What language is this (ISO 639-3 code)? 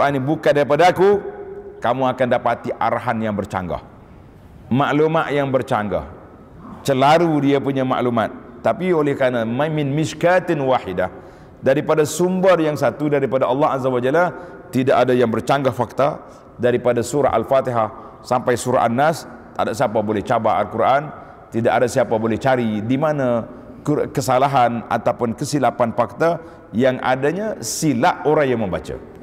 msa